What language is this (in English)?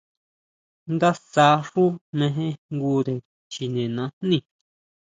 Huautla Mazatec